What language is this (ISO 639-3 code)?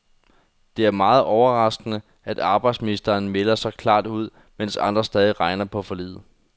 dan